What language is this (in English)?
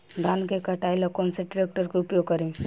Bhojpuri